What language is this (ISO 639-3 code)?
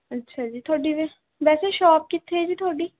pan